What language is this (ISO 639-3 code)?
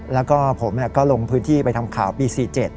tha